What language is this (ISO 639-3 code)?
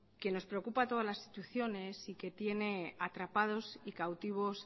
spa